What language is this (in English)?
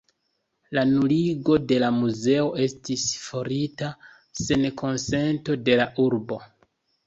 Esperanto